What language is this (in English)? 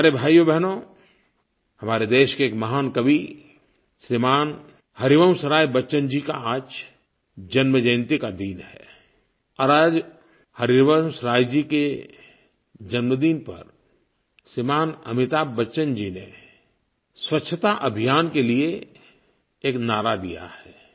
Hindi